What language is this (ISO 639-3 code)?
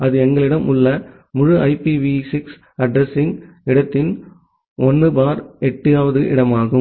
tam